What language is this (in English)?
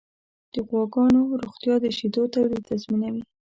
Pashto